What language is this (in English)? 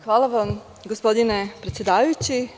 Serbian